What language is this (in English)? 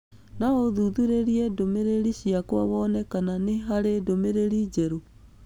Kikuyu